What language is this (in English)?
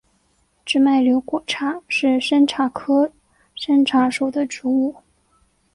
Chinese